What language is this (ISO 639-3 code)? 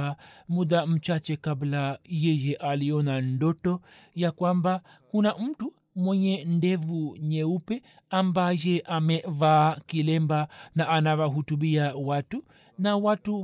swa